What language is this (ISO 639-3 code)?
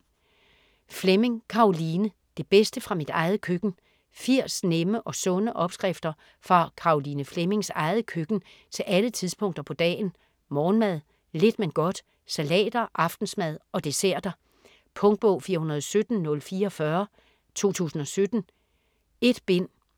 dan